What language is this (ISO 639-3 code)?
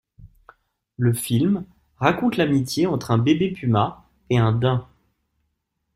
fra